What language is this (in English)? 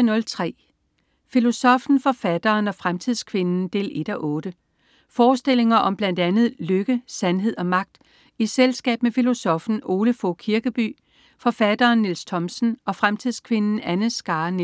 Danish